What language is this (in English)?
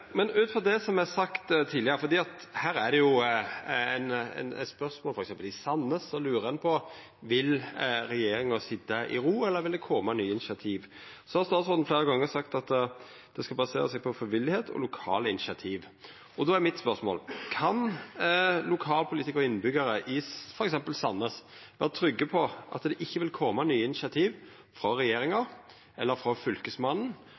Norwegian Nynorsk